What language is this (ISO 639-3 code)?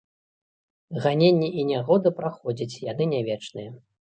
bel